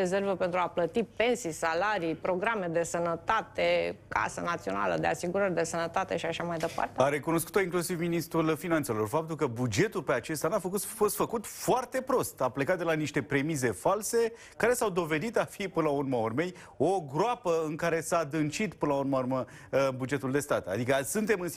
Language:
Romanian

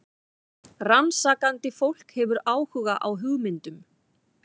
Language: Icelandic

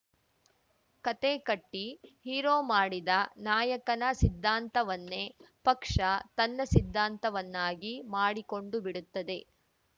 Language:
Kannada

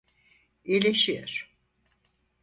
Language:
Turkish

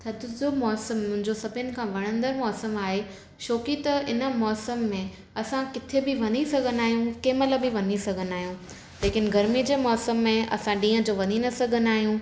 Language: Sindhi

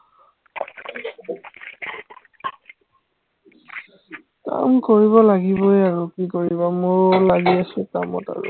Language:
Assamese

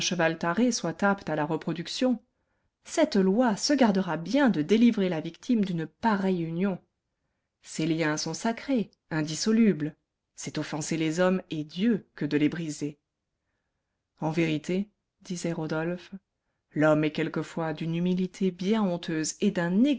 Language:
French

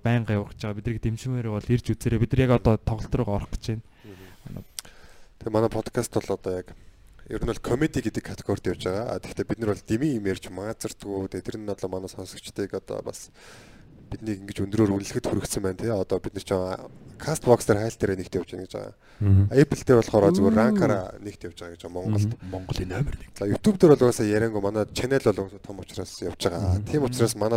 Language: Korean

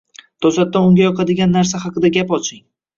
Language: Uzbek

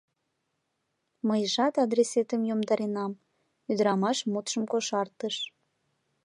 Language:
Mari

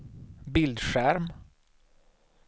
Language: Swedish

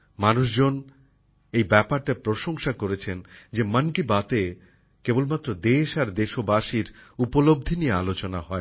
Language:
Bangla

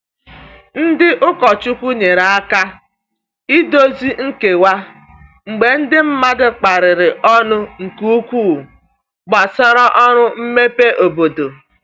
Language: Igbo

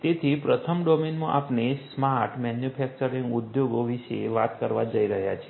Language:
Gujarati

